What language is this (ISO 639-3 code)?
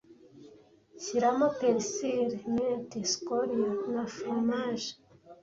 kin